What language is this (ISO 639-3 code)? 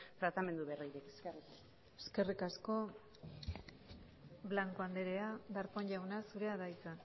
eus